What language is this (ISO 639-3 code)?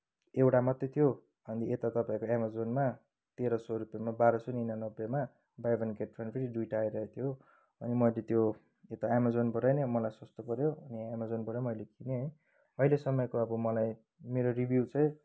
nep